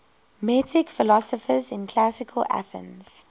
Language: English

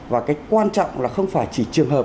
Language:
Vietnamese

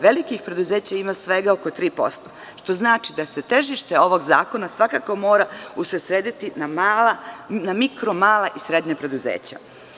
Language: Serbian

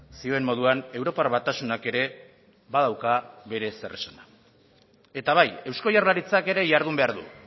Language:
Basque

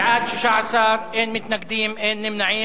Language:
Hebrew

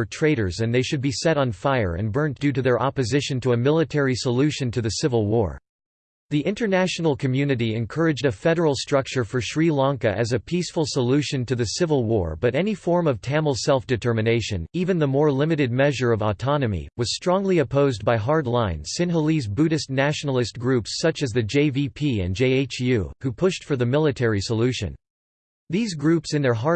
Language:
English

